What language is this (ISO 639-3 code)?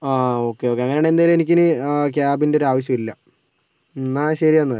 mal